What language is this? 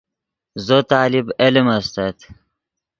Yidgha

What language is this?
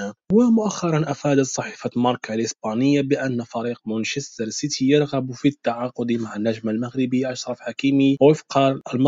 Arabic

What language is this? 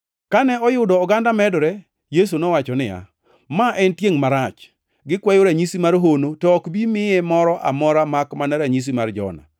Luo (Kenya and Tanzania)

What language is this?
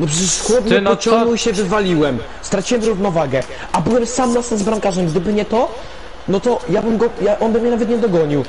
Polish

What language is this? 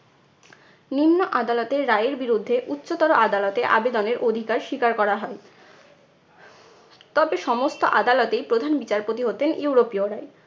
Bangla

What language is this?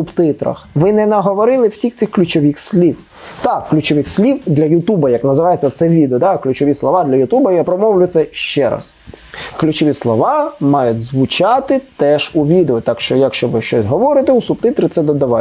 Ukrainian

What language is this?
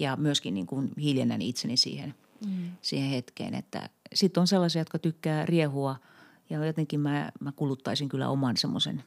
Finnish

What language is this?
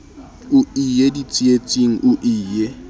Southern Sotho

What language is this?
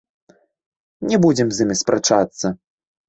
Belarusian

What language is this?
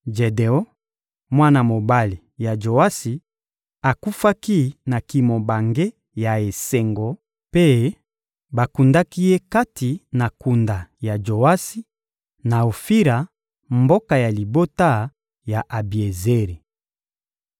Lingala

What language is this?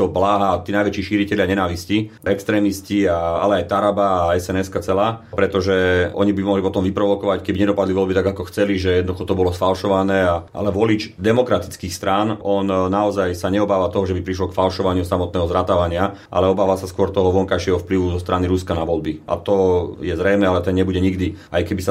Slovak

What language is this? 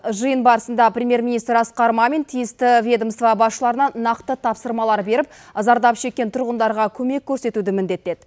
Kazakh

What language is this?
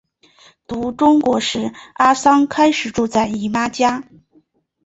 Chinese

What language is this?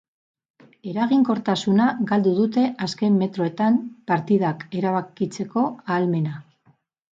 Basque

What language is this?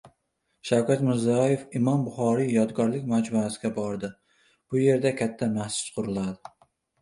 Uzbek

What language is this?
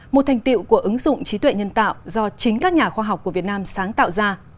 Vietnamese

